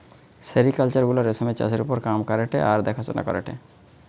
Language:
Bangla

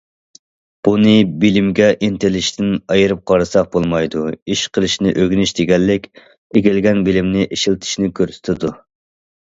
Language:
Uyghur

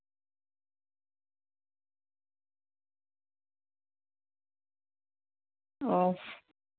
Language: Santali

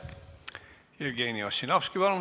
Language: Estonian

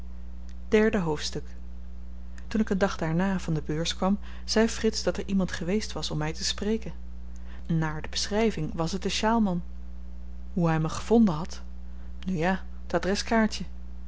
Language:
Dutch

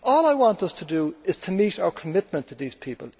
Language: English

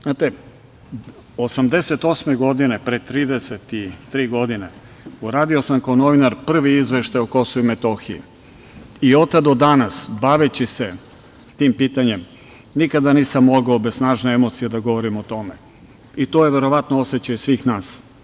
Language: Serbian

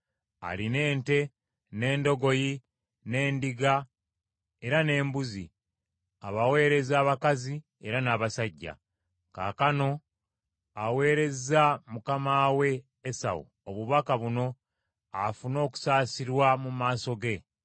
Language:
Ganda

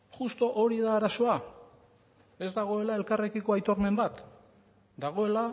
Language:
Basque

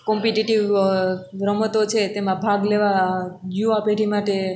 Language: Gujarati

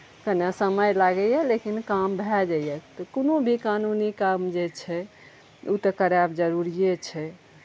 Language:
Maithili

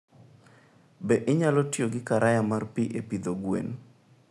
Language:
Luo (Kenya and Tanzania)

